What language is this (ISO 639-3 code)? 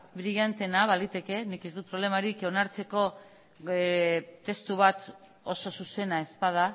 eus